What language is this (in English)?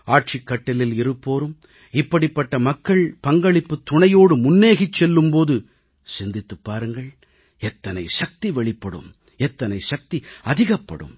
Tamil